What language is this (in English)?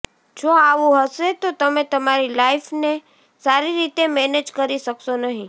Gujarati